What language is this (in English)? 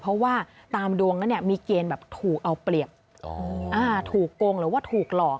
Thai